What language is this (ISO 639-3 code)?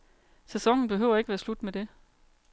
dan